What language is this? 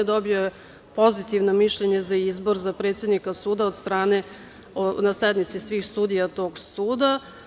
Serbian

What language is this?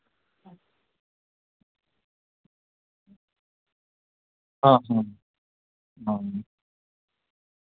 Dogri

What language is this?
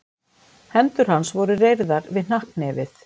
Icelandic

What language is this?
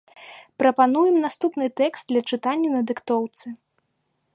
Belarusian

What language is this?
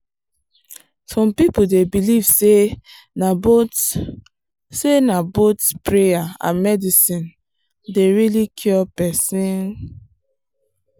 Nigerian Pidgin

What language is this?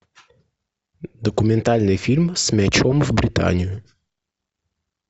Russian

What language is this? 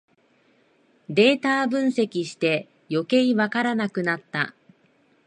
Japanese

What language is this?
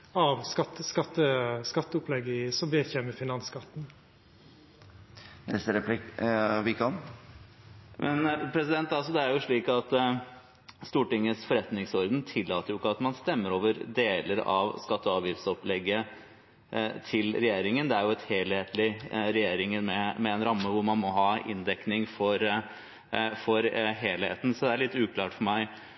Norwegian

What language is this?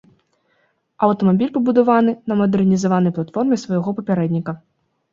Belarusian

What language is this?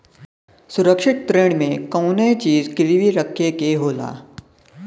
Bhojpuri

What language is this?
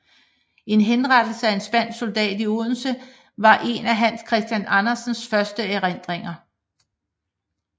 Danish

